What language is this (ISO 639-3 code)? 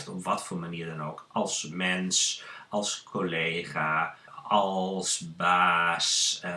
nld